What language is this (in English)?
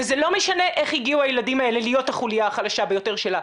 Hebrew